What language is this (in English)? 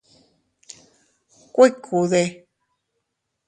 Teutila Cuicatec